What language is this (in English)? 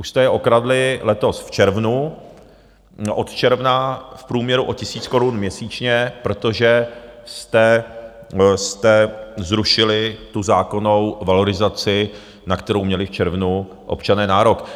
Czech